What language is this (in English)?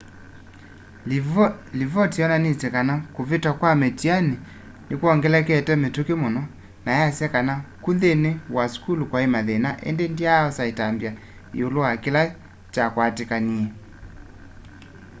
Kamba